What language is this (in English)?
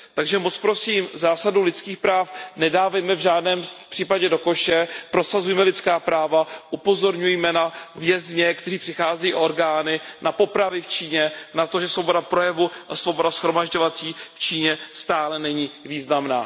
Czech